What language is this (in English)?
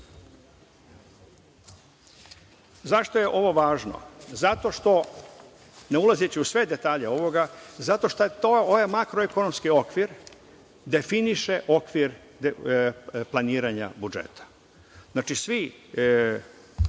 Serbian